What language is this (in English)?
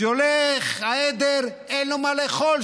Hebrew